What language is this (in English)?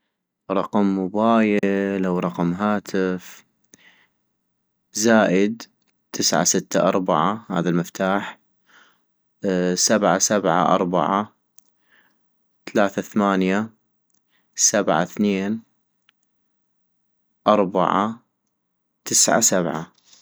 North Mesopotamian Arabic